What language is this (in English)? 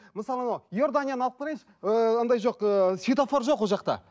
Kazakh